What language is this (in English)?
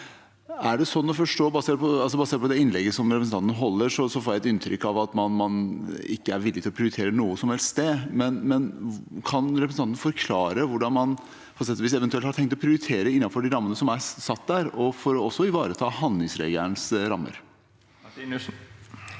Norwegian